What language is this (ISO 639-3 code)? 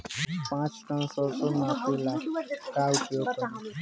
bho